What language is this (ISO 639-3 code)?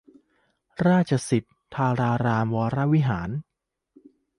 tha